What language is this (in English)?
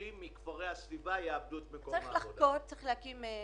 Hebrew